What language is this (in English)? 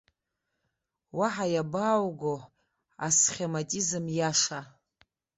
Abkhazian